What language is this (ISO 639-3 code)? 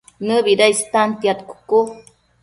mcf